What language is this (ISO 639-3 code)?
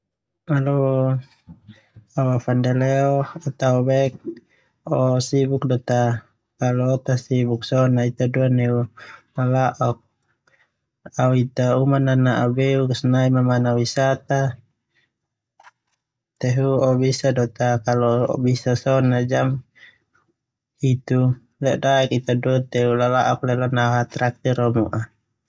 twu